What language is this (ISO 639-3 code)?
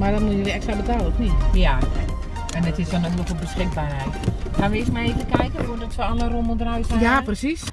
nld